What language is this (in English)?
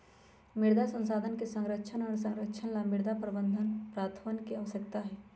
Magahi